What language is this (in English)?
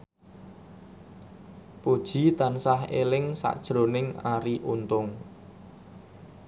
Javanese